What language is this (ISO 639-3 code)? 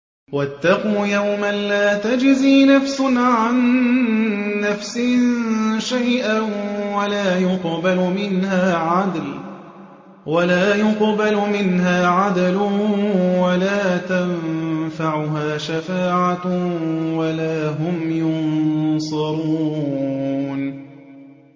ara